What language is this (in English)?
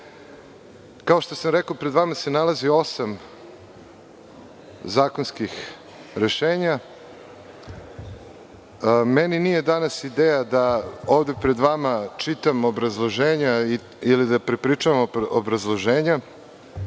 Serbian